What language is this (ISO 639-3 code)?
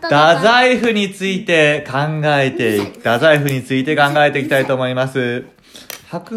jpn